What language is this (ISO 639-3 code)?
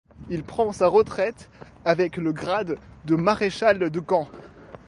fra